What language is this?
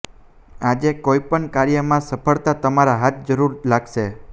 Gujarati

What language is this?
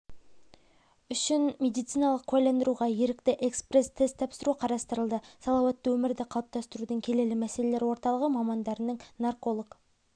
Kazakh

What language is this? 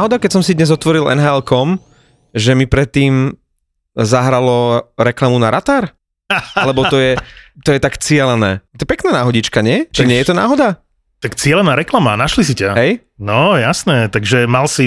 Slovak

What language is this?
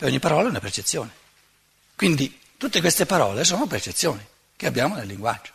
Italian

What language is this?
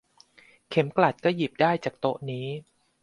Thai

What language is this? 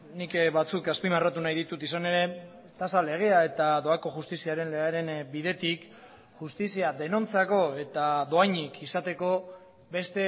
Basque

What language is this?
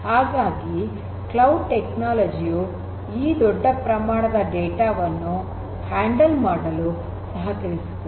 Kannada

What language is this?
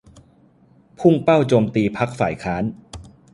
Thai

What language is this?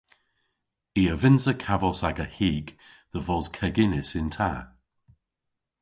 Cornish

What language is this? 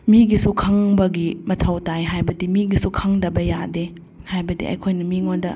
Manipuri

